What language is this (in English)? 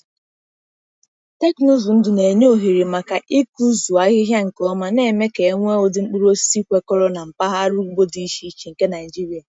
Igbo